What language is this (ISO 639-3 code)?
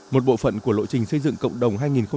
vie